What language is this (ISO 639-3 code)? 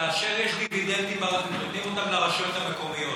heb